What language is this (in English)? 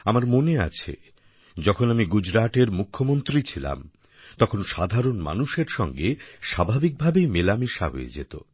Bangla